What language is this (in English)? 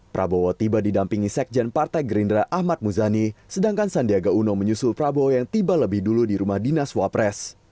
Indonesian